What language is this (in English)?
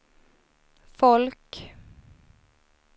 Swedish